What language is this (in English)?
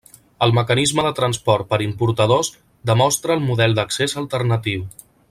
Catalan